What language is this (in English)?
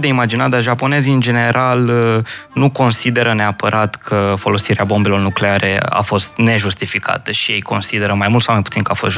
Romanian